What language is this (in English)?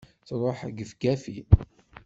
Kabyle